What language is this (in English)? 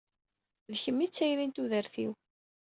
Kabyle